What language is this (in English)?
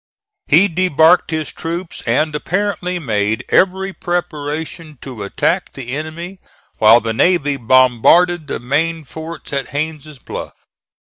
English